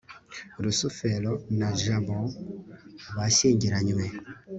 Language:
Kinyarwanda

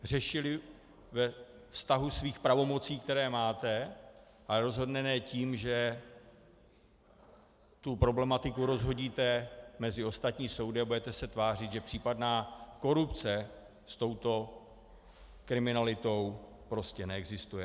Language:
Czech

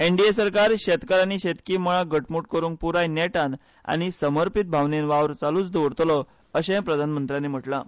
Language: Konkani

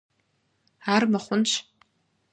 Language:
Kabardian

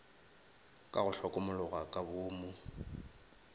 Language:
Northern Sotho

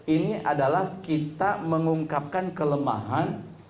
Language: Indonesian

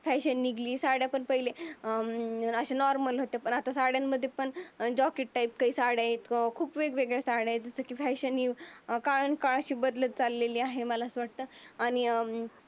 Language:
Marathi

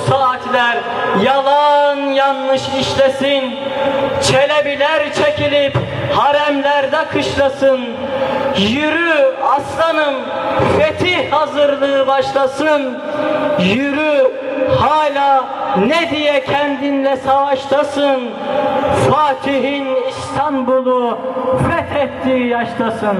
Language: Turkish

